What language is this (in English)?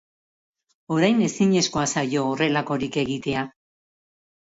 Basque